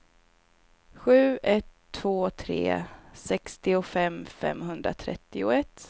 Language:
Swedish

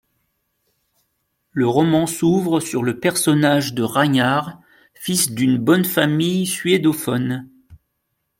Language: French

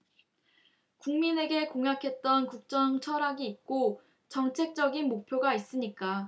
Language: Korean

